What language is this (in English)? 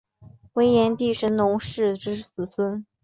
Chinese